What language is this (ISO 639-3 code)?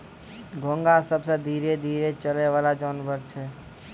mai